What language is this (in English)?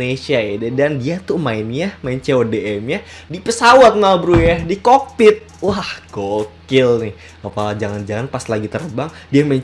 Indonesian